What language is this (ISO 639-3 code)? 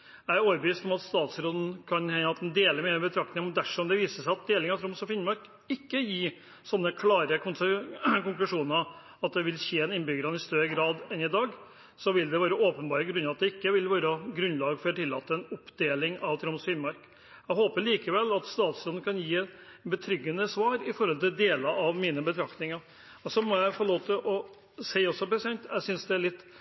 nob